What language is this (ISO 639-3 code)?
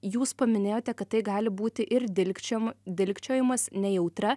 lit